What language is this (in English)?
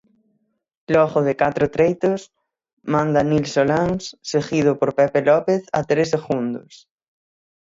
Galician